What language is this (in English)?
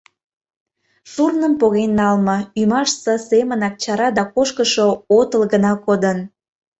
Mari